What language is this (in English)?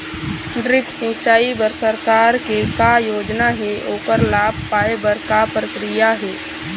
Chhattisgarhi